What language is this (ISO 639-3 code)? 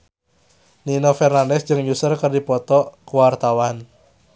sun